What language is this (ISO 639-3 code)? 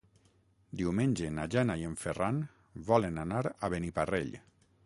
cat